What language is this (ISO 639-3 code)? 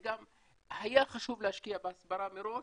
heb